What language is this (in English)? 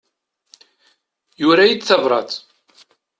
Kabyle